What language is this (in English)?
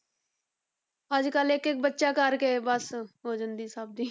Punjabi